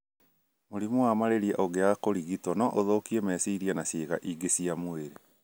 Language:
Kikuyu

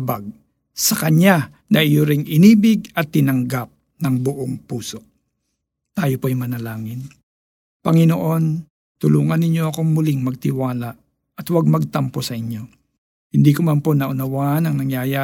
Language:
Filipino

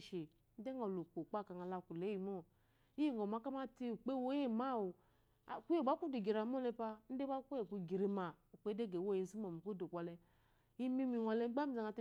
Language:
Eloyi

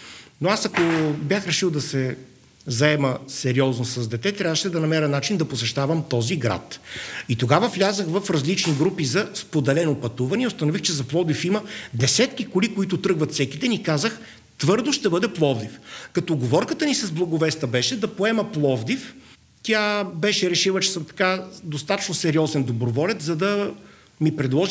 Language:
Bulgarian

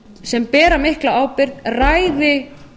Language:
Icelandic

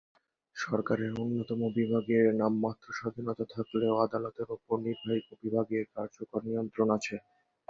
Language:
Bangla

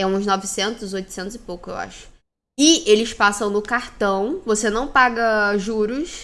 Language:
Portuguese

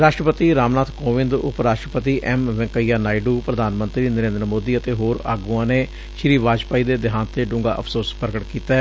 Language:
Punjabi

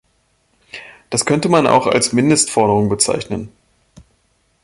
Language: German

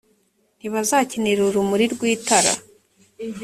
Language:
Kinyarwanda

